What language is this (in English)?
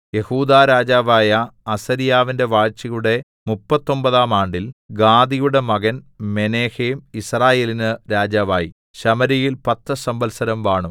Malayalam